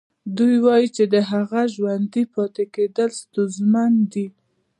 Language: Pashto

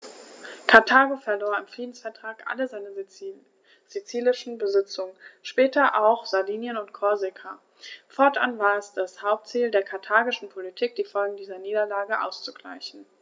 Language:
German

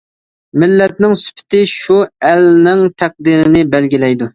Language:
Uyghur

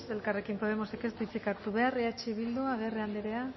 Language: Basque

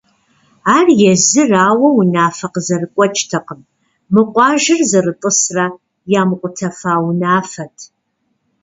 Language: Kabardian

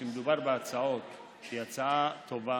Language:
Hebrew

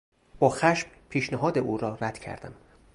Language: Persian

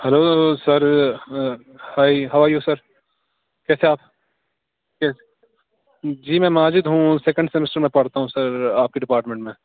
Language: Urdu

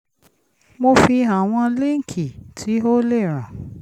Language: Yoruba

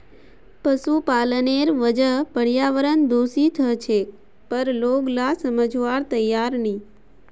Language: Magahi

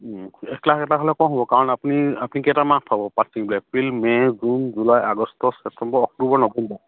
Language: Assamese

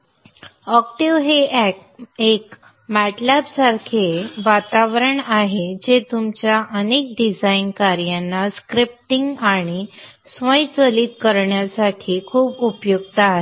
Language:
Marathi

